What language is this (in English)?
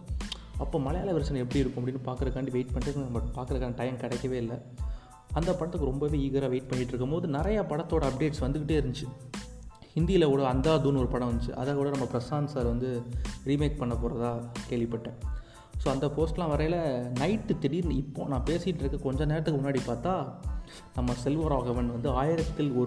Tamil